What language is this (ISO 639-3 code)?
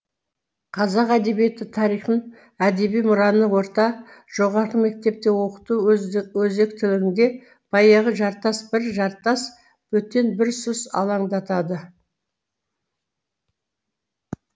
kaz